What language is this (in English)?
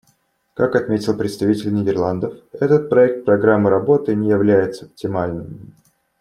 Russian